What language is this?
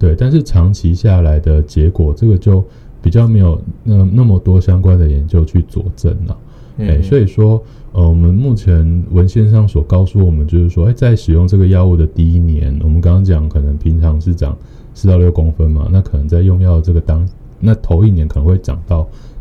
Chinese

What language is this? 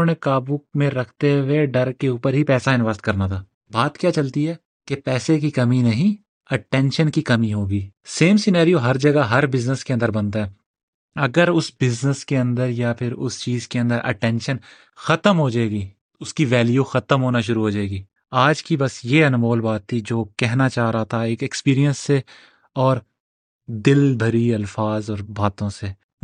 Urdu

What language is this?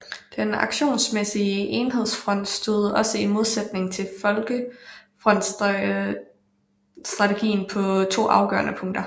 Danish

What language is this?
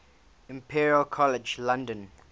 English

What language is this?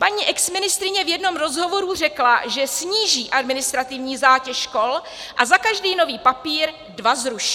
Czech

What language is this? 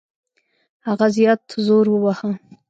Pashto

